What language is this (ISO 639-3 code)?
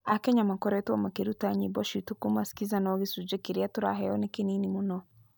kik